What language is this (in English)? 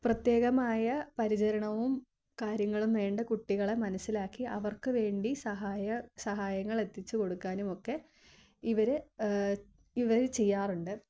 Malayalam